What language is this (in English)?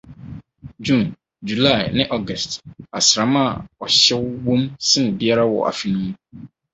Akan